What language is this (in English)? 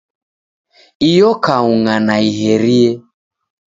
Taita